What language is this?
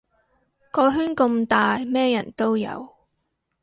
Cantonese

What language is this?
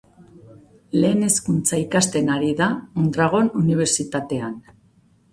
Basque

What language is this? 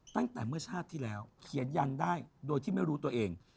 Thai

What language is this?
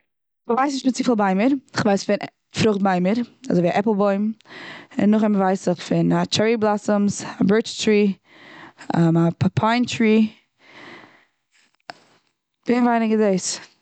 Yiddish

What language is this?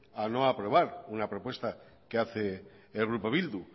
Spanish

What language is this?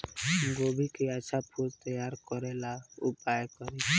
Bhojpuri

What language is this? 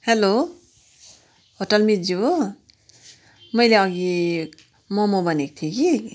Nepali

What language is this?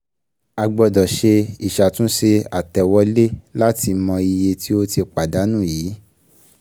Yoruba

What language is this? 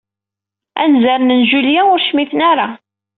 Kabyle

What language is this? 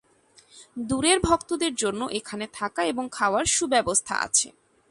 Bangla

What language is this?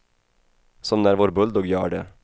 Swedish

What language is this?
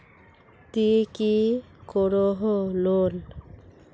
Magahi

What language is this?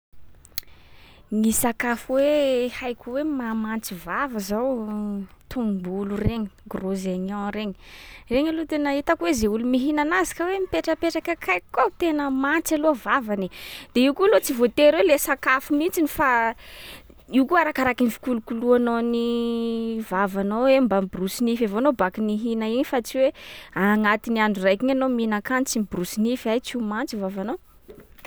Sakalava Malagasy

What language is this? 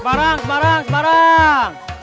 Indonesian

